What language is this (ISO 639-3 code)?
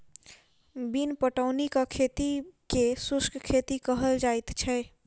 mai